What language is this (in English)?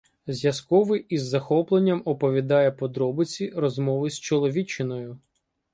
Ukrainian